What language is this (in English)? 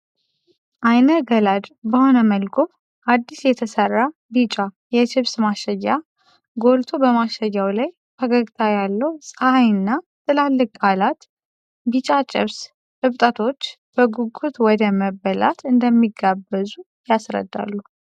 Amharic